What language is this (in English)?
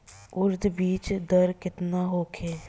Bhojpuri